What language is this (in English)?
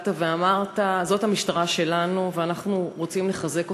Hebrew